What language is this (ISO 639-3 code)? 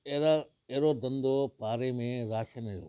snd